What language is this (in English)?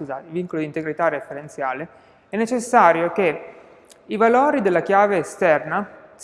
Italian